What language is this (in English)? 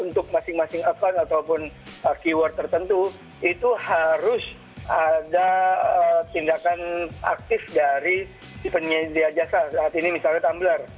Indonesian